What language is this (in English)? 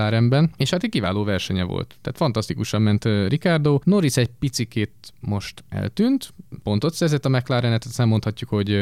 Hungarian